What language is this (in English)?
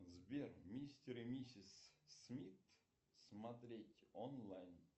Russian